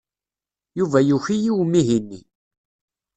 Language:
Kabyle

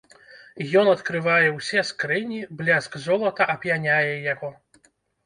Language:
Belarusian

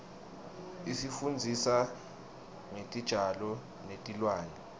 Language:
Swati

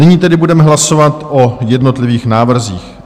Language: Czech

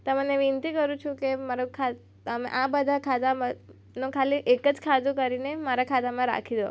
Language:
Gujarati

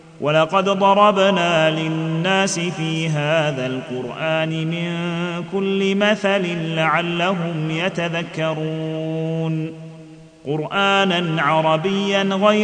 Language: Arabic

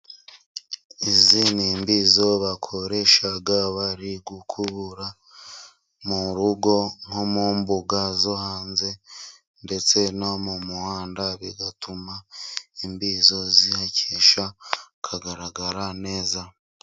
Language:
Kinyarwanda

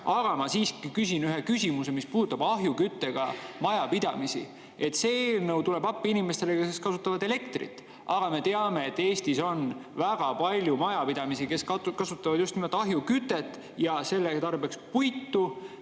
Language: Estonian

